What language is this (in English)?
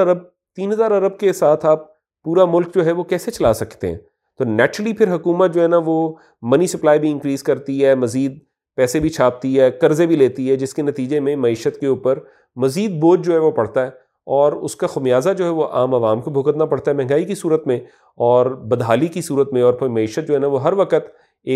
Urdu